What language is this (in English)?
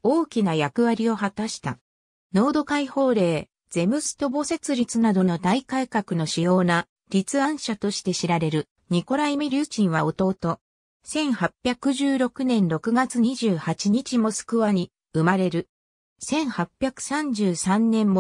Japanese